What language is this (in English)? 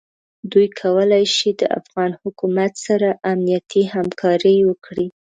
Pashto